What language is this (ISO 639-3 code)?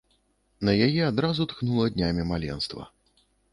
bel